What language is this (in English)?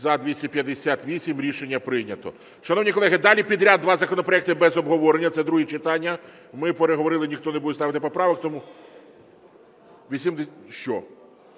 Ukrainian